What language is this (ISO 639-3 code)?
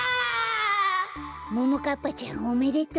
jpn